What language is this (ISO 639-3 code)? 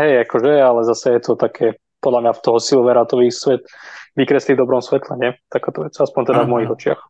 slk